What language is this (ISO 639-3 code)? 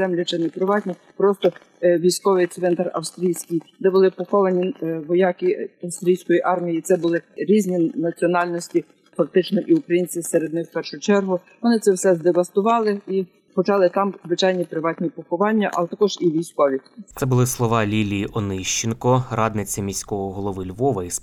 ukr